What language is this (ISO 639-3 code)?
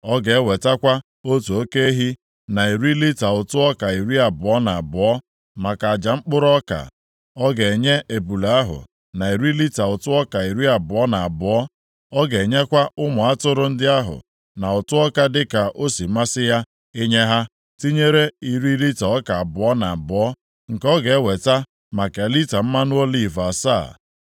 ibo